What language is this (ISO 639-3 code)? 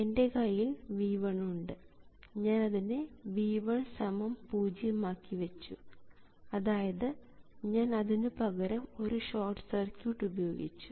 mal